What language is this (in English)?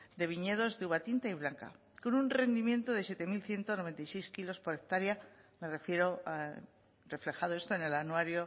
Spanish